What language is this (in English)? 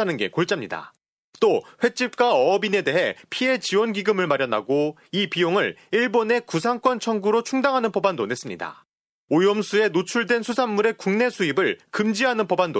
Korean